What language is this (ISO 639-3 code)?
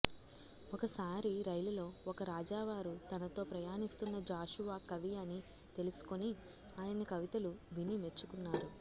tel